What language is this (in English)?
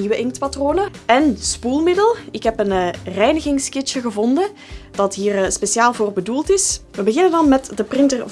Dutch